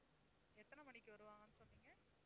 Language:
Tamil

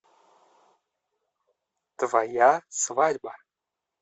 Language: Russian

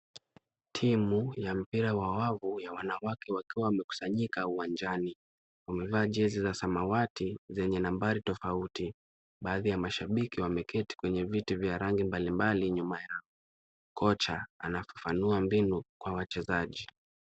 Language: Swahili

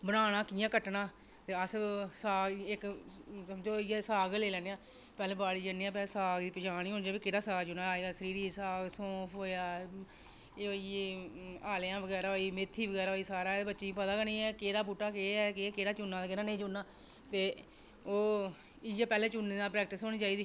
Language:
Dogri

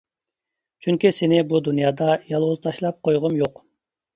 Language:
Uyghur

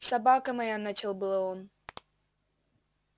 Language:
Russian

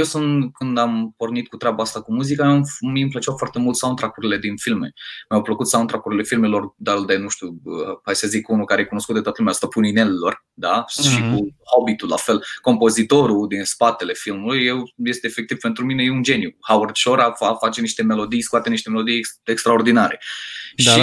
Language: Romanian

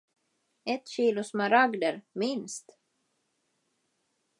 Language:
Swedish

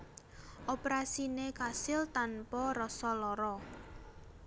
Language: Javanese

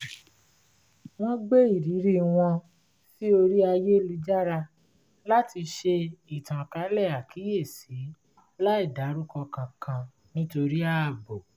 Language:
Yoruba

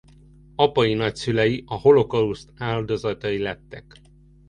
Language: Hungarian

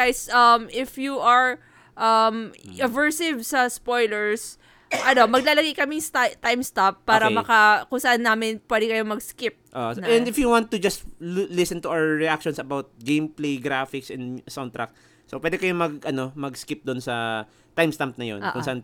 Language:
Filipino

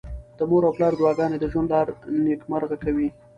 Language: Pashto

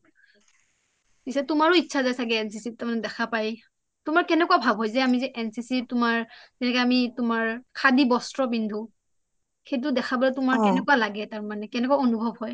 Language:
Assamese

